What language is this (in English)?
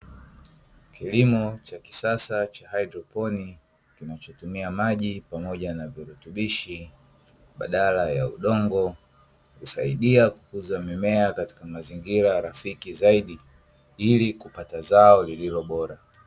Swahili